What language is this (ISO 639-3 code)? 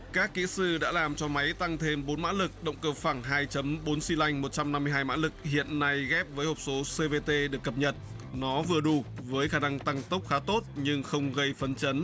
vie